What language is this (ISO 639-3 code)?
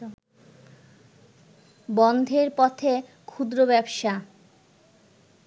ben